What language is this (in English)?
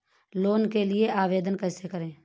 Hindi